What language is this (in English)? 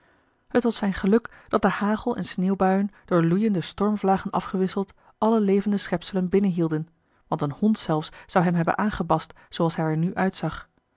Dutch